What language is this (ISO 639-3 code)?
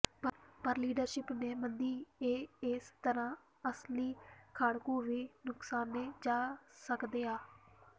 pan